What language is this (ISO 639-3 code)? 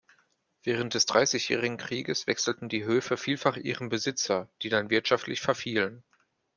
deu